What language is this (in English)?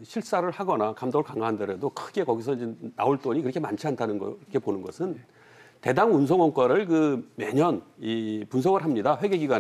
Korean